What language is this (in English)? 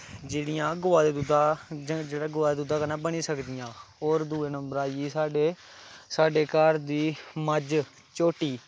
Dogri